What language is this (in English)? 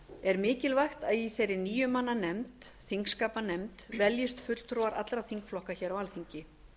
Icelandic